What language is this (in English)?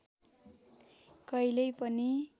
Nepali